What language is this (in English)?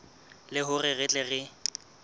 Southern Sotho